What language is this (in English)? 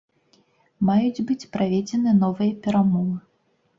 Belarusian